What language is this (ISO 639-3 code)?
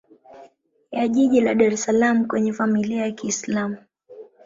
swa